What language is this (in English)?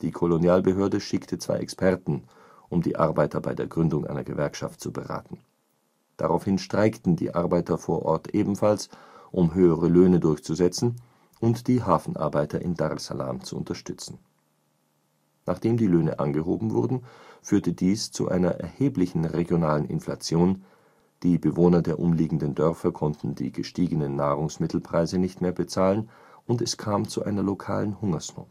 German